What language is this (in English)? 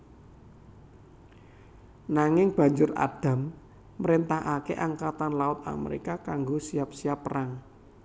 Javanese